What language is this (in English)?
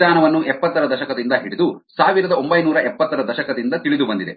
Kannada